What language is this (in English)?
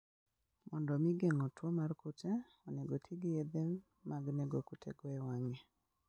Luo (Kenya and Tanzania)